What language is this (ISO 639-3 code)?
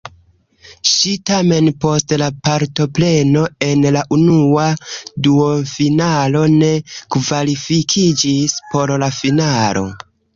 epo